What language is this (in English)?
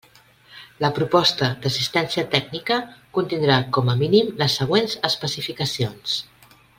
Catalan